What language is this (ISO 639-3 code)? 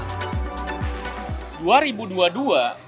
ind